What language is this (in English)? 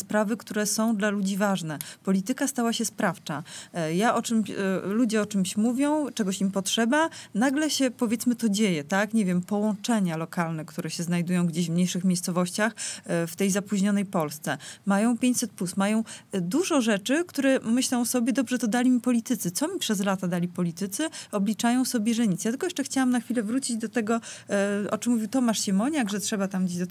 Polish